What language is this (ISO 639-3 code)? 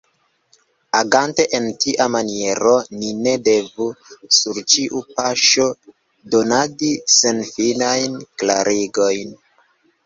epo